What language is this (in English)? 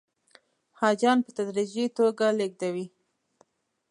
Pashto